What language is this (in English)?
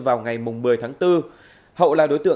Vietnamese